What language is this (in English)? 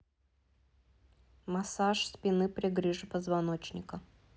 Russian